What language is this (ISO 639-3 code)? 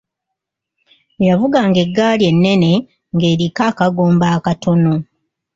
lug